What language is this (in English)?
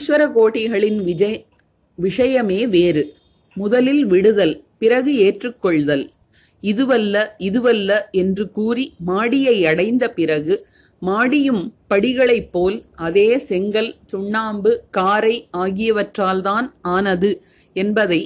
Tamil